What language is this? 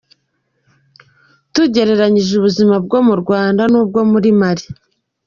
Kinyarwanda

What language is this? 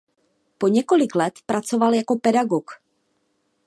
Czech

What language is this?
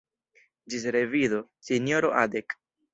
Esperanto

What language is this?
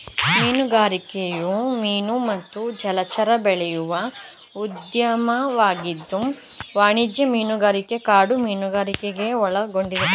Kannada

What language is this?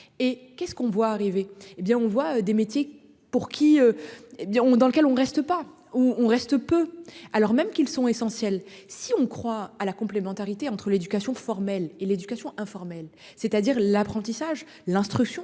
French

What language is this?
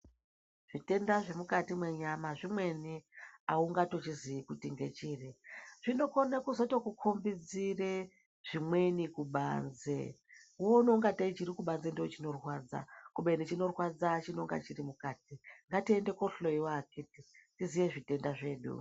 Ndau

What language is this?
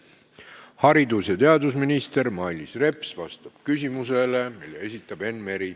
Estonian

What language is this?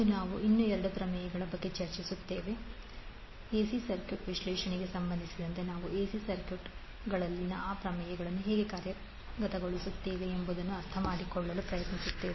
Kannada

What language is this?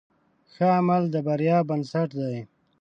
Pashto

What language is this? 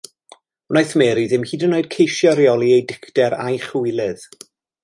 Welsh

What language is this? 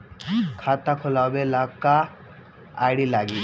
Bhojpuri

